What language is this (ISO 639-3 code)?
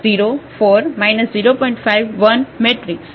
guj